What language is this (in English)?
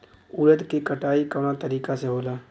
Bhojpuri